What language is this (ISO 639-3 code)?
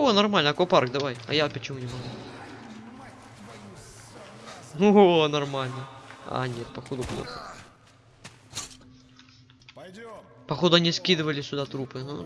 rus